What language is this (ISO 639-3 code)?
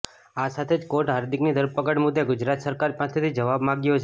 guj